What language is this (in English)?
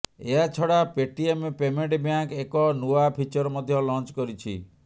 Odia